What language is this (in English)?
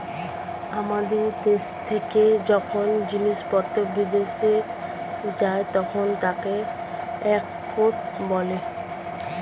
Bangla